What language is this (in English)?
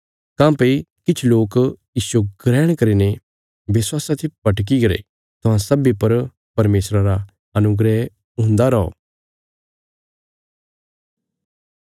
Bilaspuri